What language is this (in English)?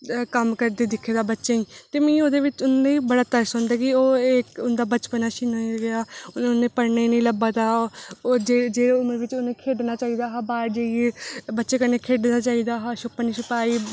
Dogri